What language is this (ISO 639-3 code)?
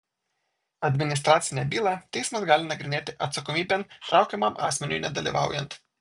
lit